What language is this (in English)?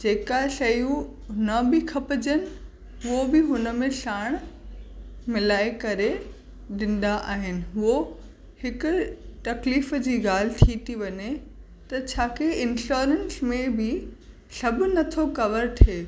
Sindhi